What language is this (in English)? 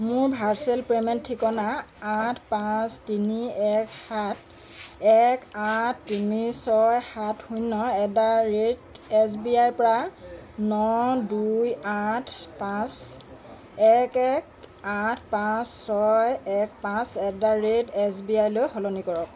Assamese